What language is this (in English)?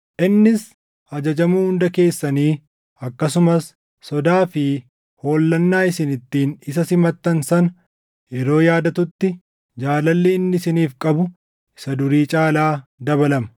Oromo